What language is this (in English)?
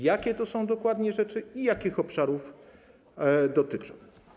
Polish